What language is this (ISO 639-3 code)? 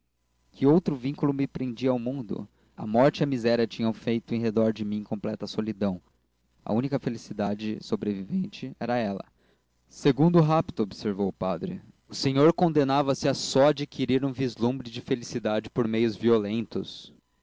por